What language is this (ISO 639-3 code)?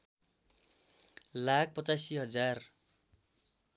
nep